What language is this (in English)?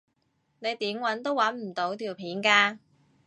Cantonese